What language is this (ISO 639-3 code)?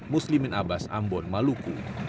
ind